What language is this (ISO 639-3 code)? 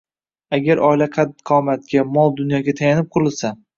uzb